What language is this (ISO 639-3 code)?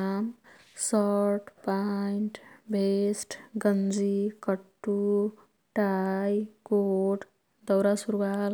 tkt